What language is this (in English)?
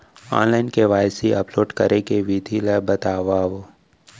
Chhattisgarhi